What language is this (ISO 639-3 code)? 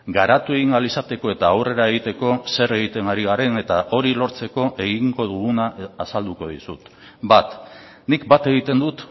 eus